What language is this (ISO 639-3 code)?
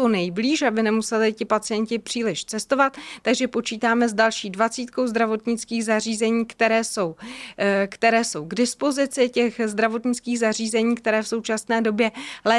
ces